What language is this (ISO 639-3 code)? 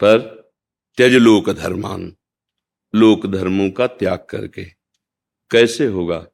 hin